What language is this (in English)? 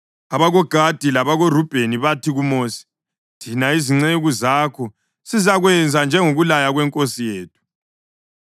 North Ndebele